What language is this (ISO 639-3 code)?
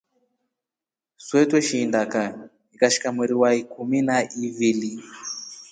rof